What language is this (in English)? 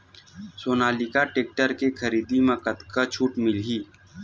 Chhattisgarhi